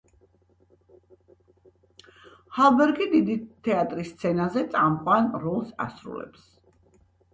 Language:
Georgian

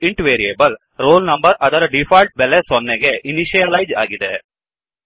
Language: Kannada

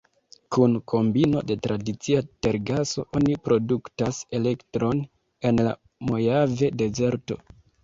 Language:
Esperanto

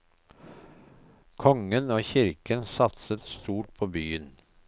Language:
Norwegian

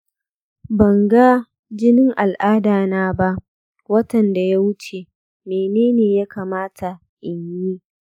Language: Hausa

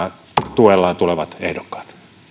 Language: Finnish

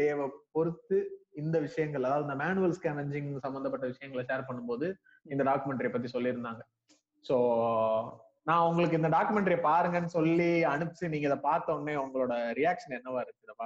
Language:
Tamil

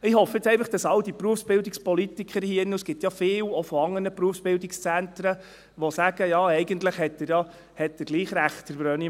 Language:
Swiss German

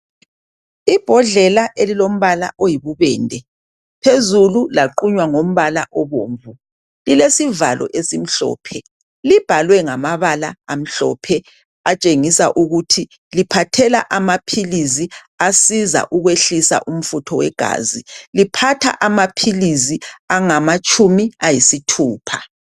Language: North Ndebele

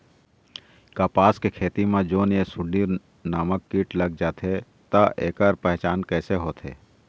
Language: Chhattisgarhi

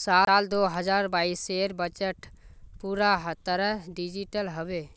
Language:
Magahi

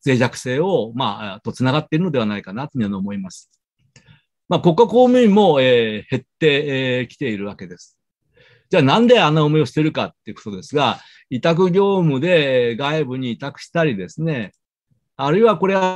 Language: Japanese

